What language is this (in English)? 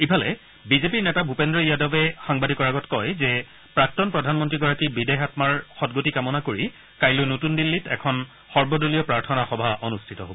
Assamese